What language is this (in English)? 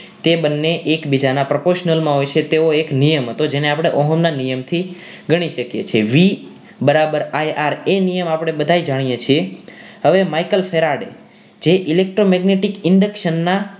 Gujarati